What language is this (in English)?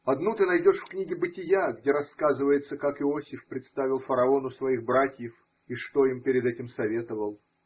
Russian